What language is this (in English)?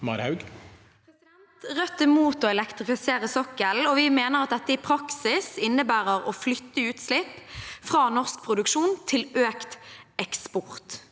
Norwegian